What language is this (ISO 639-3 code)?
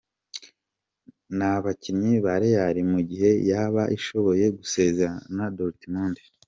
kin